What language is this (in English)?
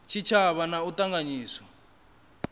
Venda